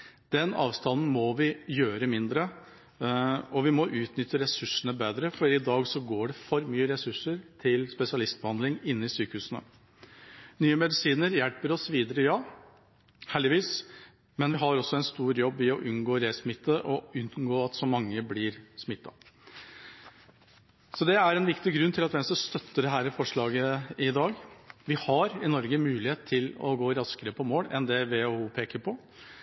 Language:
Norwegian Bokmål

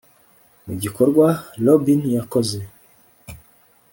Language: Kinyarwanda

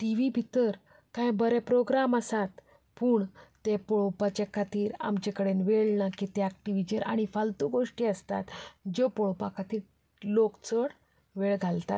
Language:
Konkani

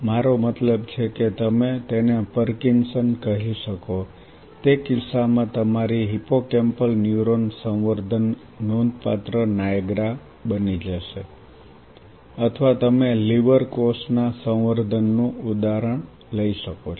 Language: Gujarati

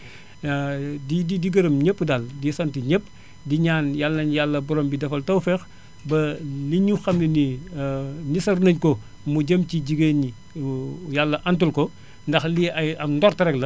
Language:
Wolof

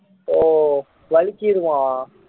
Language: Tamil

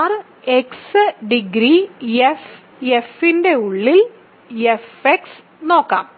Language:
Malayalam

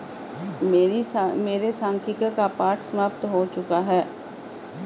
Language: Hindi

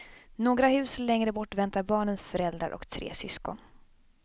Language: Swedish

